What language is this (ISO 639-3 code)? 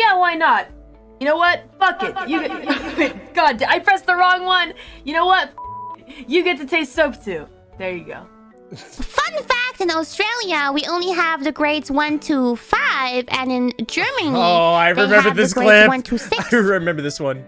eng